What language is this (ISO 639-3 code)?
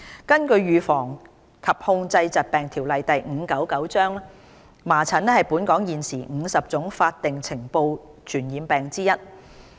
yue